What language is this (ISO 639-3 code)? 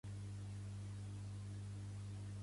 cat